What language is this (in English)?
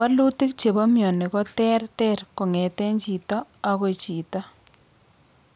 Kalenjin